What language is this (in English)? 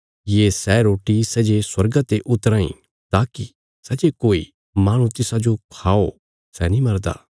Bilaspuri